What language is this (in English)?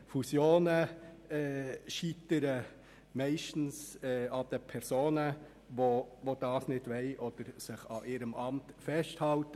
Swiss German